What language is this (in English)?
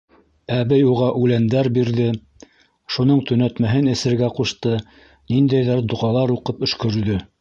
Bashkir